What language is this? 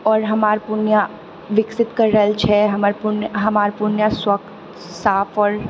Maithili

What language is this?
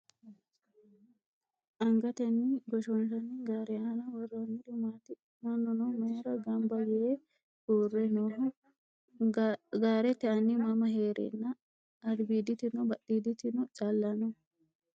Sidamo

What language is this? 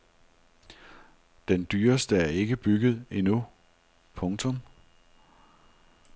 Danish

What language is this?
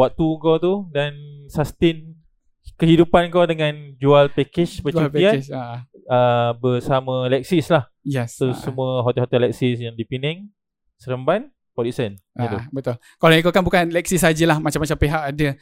Malay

